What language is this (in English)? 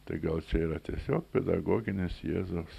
Lithuanian